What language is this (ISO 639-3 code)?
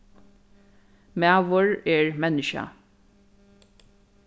fao